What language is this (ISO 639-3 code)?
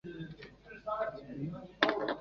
zho